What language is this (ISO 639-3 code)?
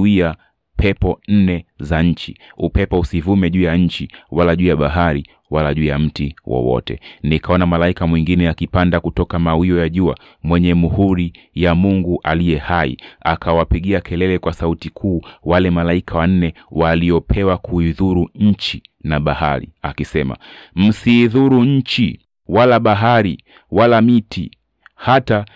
swa